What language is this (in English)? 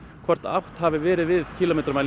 Icelandic